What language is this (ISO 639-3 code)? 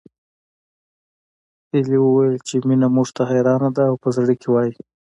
pus